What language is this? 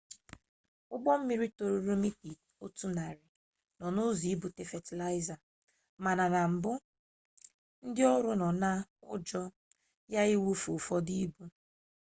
Igbo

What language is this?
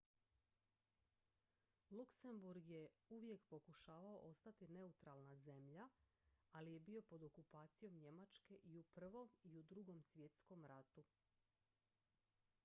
Croatian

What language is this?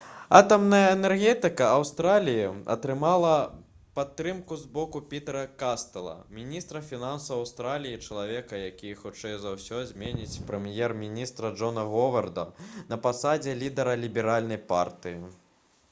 Belarusian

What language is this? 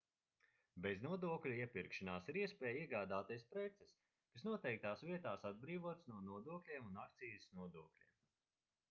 Latvian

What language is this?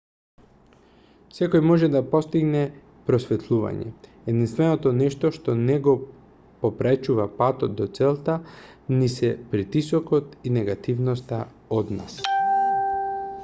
Macedonian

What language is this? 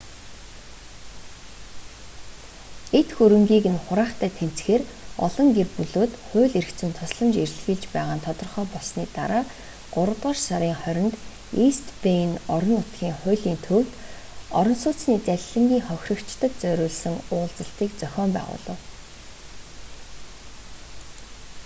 Mongolian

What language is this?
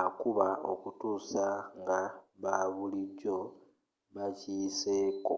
Ganda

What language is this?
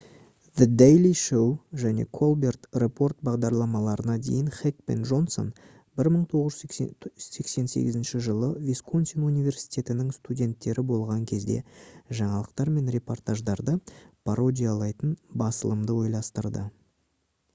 Kazakh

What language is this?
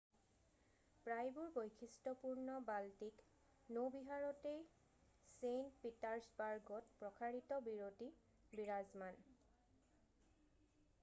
Assamese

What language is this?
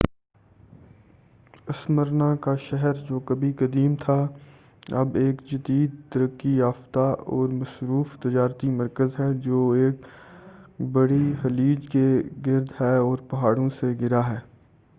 Urdu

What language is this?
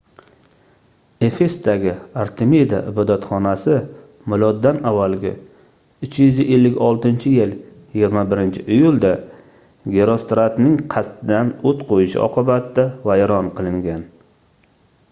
Uzbek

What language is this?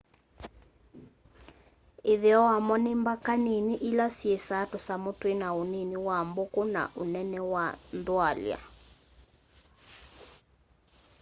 Kamba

